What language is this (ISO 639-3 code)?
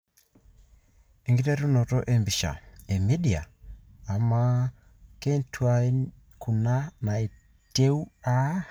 mas